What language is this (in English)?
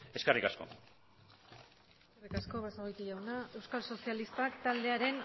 Basque